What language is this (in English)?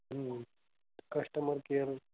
Marathi